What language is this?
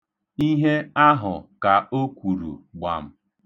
Igbo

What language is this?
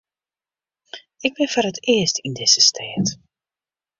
Western Frisian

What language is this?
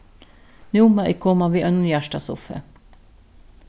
Faroese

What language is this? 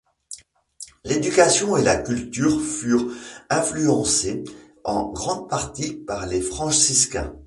French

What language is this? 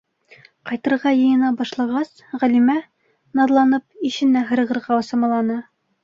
Bashkir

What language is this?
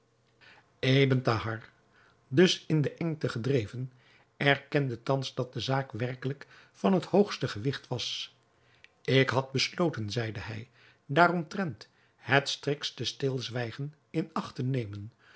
Dutch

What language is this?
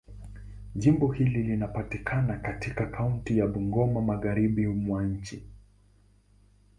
Swahili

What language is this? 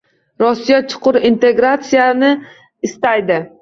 Uzbek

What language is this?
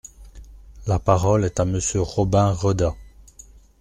French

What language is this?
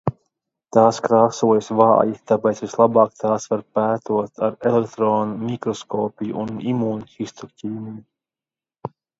Latvian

